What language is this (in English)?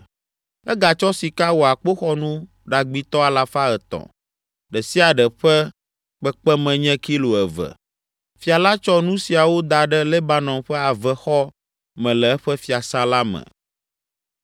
Ewe